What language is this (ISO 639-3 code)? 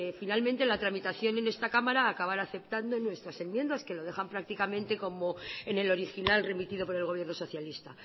spa